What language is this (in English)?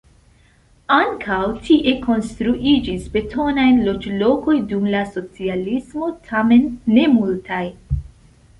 Esperanto